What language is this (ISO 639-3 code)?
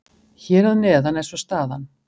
isl